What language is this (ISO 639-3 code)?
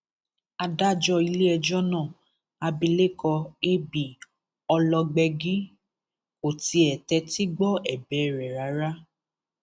yor